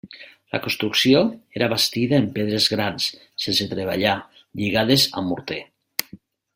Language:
Catalan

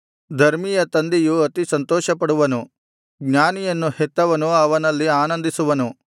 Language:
Kannada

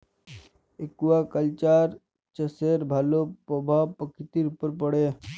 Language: Bangla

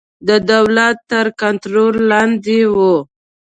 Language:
Pashto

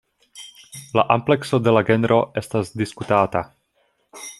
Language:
Esperanto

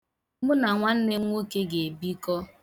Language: Igbo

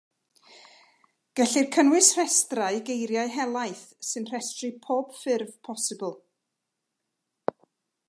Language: Welsh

